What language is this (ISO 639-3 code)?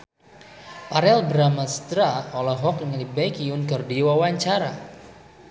sun